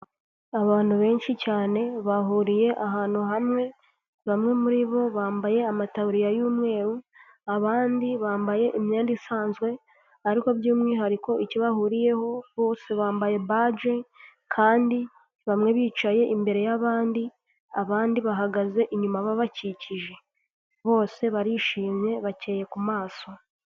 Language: Kinyarwanda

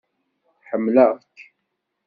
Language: Kabyle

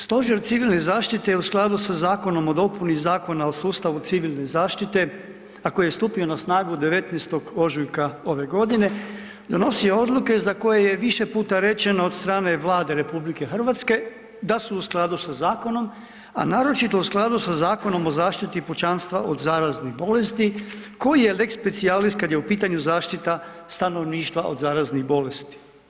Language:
Croatian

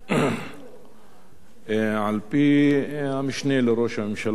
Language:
Hebrew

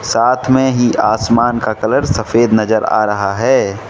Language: Hindi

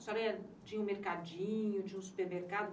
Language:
Portuguese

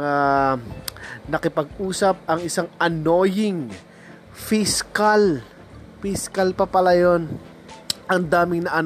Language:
Filipino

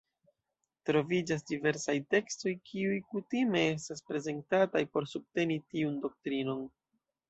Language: Esperanto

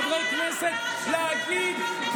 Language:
Hebrew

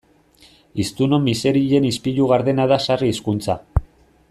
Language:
Basque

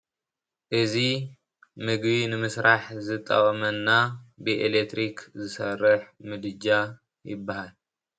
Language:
Tigrinya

